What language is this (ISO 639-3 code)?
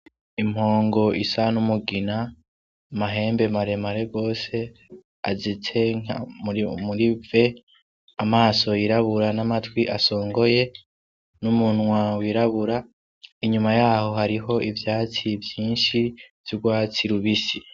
run